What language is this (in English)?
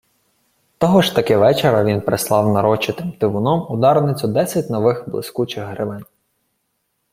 Ukrainian